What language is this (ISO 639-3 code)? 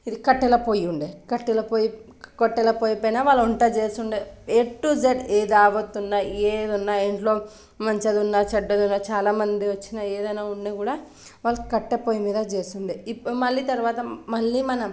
tel